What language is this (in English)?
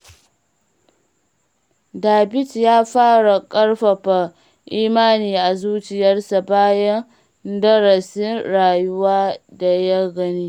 Hausa